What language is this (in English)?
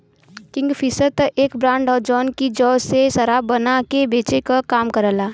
Bhojpuri